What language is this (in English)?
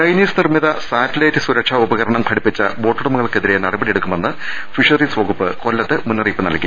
Malayalam